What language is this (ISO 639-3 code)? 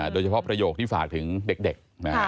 tha